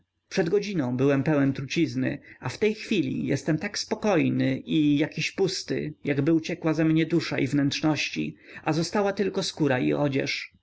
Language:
Polish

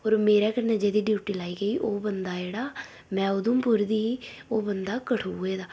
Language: Dogri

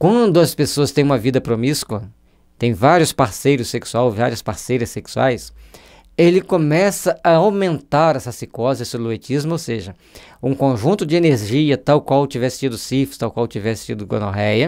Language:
Portuguese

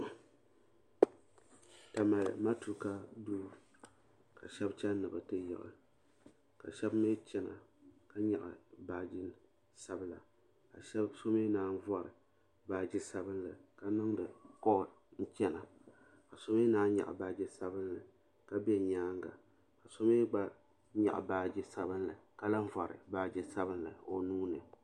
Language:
Dagbani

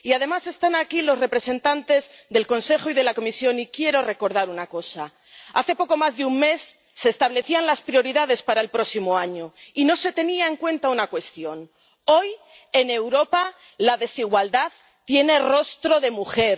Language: Spanish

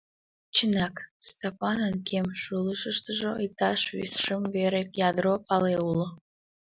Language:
Mari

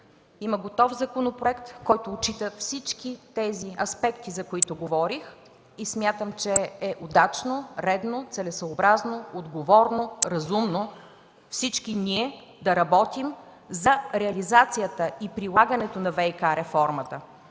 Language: Bulgarian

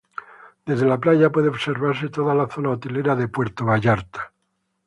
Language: Spanish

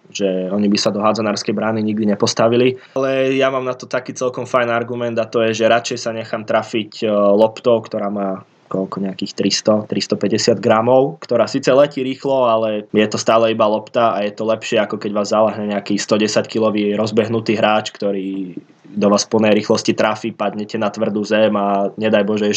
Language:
Slovak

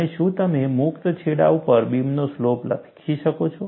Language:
Gujarati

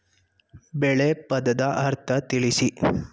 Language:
Kannada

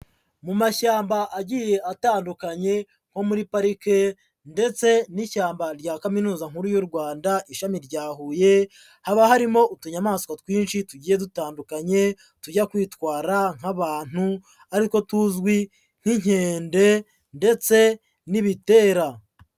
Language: Kinyarwanda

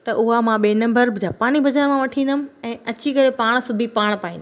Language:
Sindhi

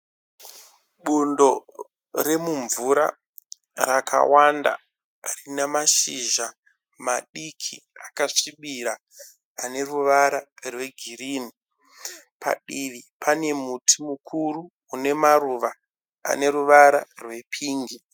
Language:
Shona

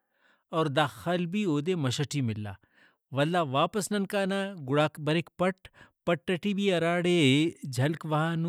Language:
Brahui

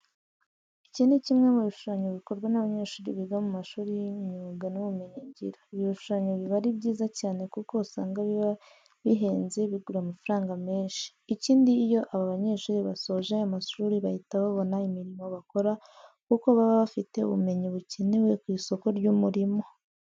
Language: Kinyarwanda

